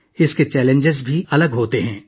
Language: Urdu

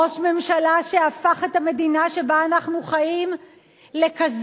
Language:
Hebrew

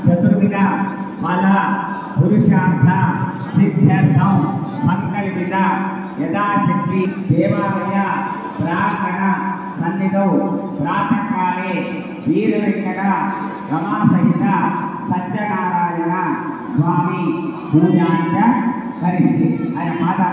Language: Thai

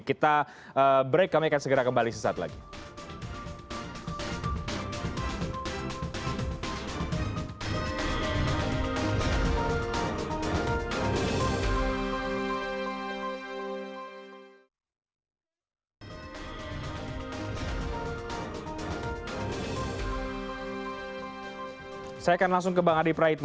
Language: Indonesian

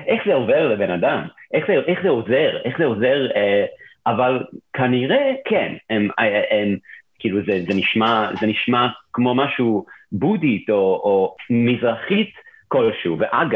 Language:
Hebrew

